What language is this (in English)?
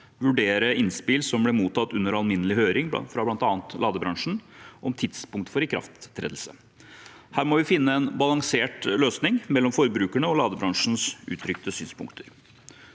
Norwegian